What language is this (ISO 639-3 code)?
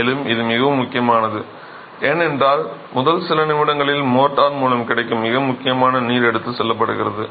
tam